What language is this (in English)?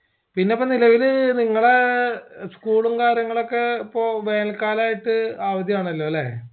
Malayalam